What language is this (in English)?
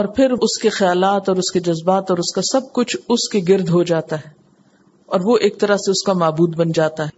Urdu